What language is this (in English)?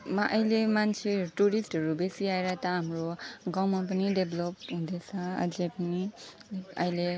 Nepali